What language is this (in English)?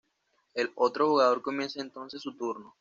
Spanish